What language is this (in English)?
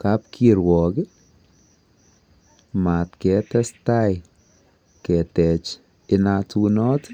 Kalenjin